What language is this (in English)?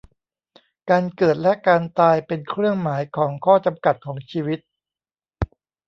Thai